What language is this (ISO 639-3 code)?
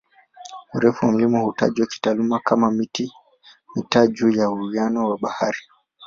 swa